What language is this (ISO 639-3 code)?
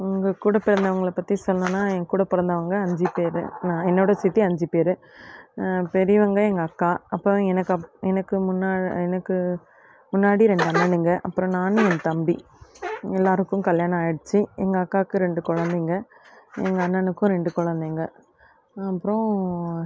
tam